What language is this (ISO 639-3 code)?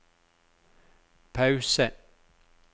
nor